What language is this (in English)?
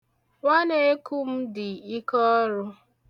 Igbo